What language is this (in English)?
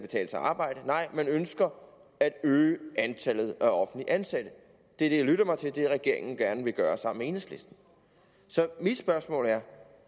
Danish